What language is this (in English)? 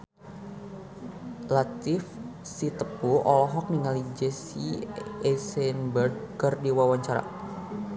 Sundanese